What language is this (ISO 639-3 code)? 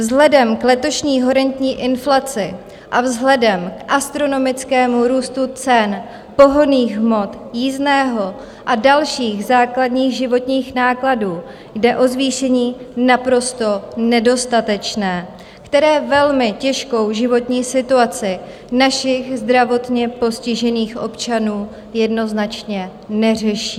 ces